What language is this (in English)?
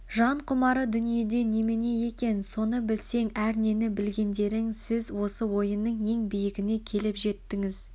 Kazakh